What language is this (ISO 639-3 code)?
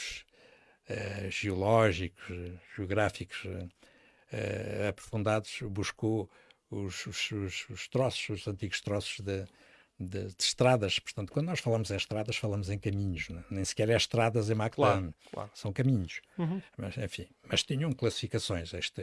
por